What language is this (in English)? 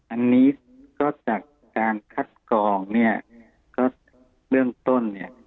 Thai